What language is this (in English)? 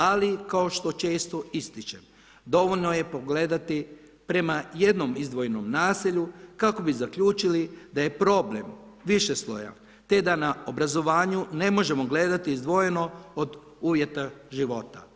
Croatian